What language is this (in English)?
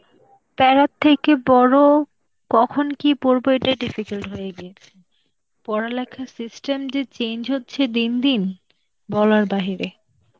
Bangla